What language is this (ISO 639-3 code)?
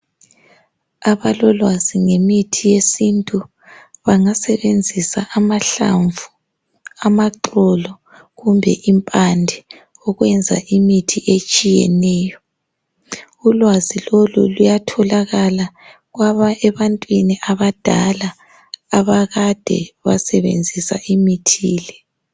nde